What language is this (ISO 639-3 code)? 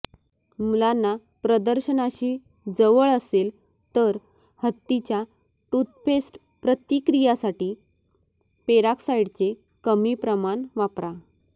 mar